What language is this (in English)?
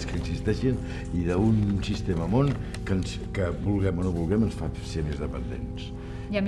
Spanish